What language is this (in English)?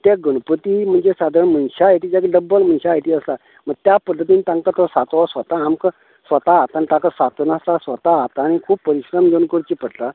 Konkani